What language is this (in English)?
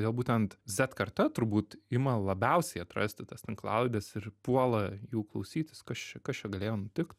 Lithuanian